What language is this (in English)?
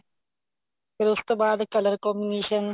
Punjabi